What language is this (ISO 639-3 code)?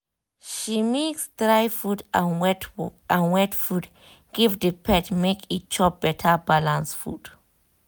pcm